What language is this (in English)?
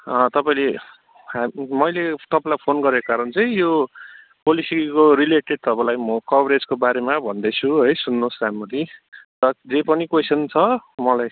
Nepali